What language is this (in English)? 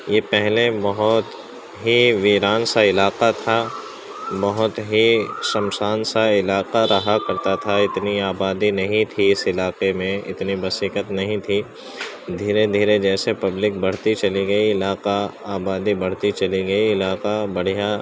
Urdu